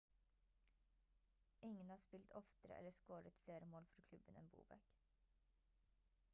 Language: Norwegian Bokmål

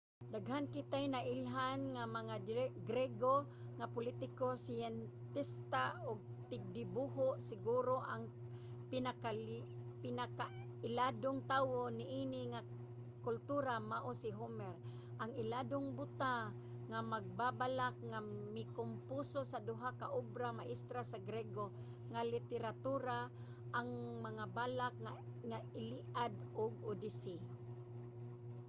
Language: Cebuano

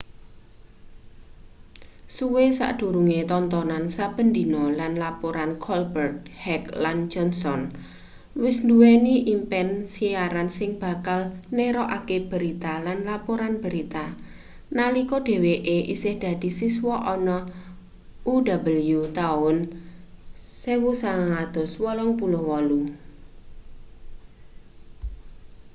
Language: Javanese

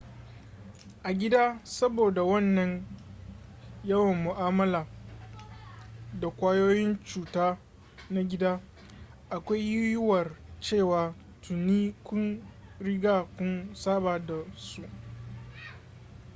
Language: Hausa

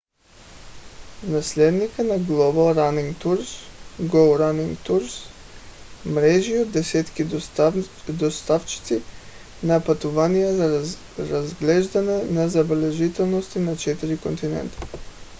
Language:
Bulgarian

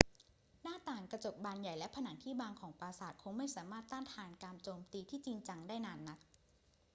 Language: Thai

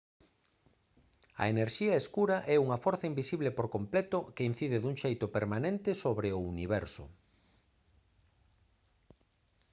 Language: Galician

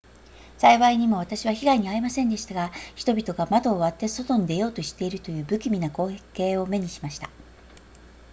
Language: Japanese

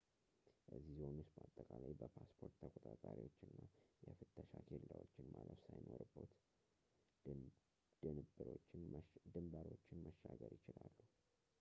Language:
Amharic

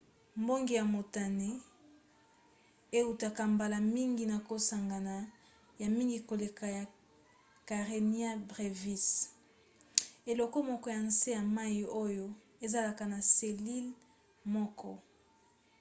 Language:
Lingala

